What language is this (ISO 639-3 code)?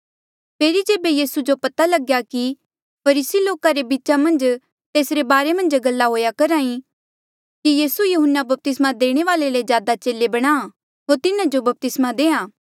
mjl